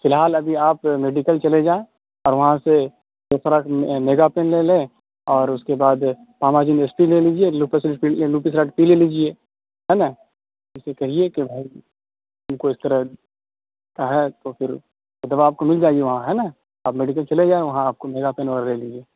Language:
Urdu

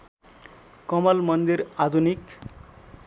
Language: Nepali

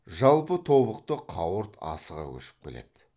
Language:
Kazakh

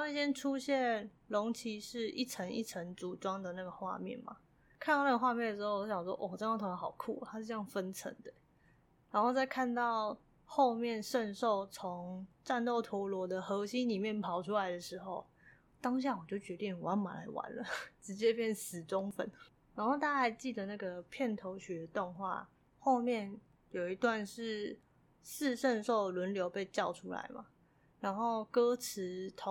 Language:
Chinese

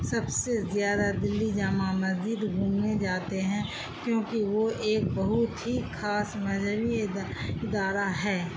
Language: Urdu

